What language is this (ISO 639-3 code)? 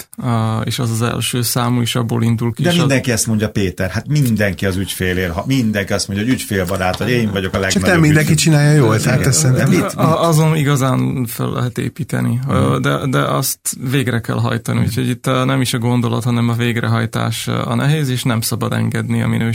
hun